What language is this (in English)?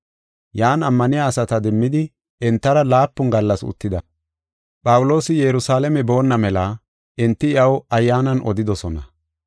Gofa